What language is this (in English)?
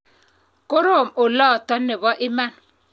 Kalenjin